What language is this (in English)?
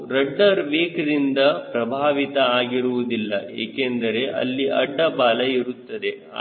Kannada